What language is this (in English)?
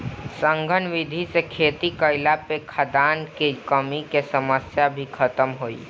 Bhojpuri